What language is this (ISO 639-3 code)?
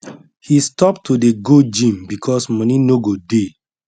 pcm